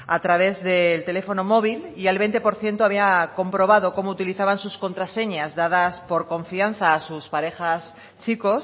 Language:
Spanish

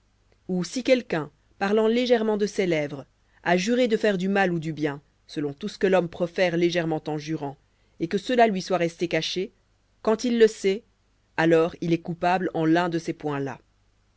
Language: French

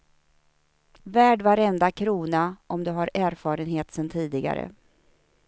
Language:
Swedish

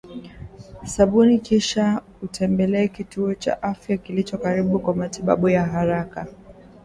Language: Swahili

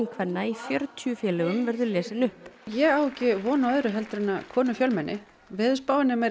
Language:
Icelandic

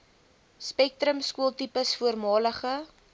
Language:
Afrikaans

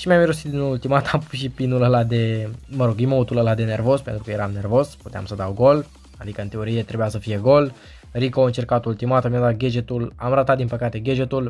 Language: Romanian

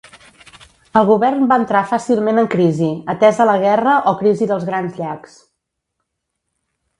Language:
Catalan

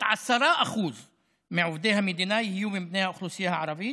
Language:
Hebrew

